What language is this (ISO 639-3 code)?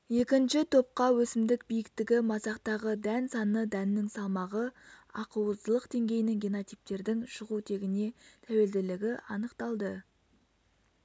kaz